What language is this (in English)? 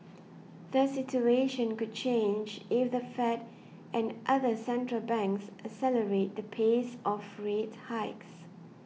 English